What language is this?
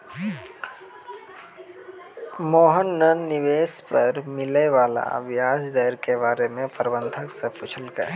Maithili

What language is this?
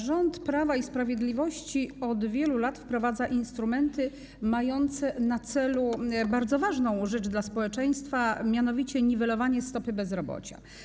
Polish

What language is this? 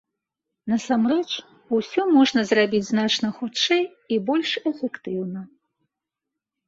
Belarusian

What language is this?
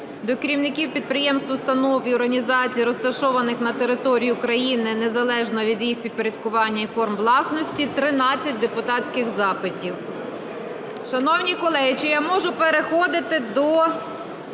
Ukrainian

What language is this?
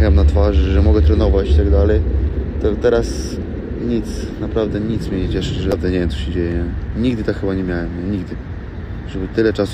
Polish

